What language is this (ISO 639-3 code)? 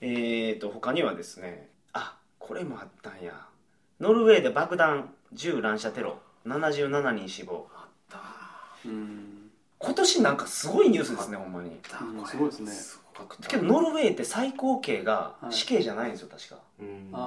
jpn